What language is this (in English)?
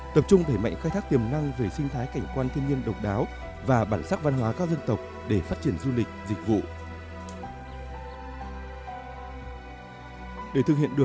Vietnamese